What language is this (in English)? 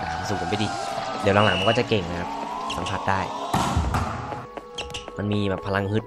Thai